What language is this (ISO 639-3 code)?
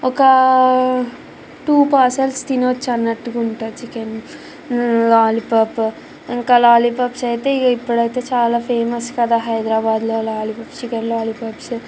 tel